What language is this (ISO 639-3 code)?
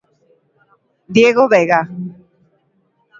glg